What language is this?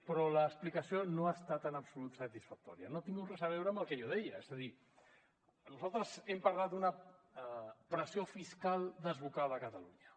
Catalan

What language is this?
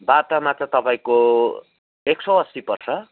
Nepali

